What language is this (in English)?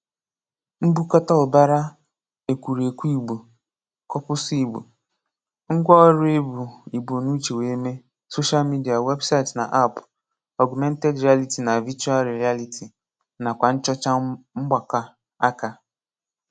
Igbo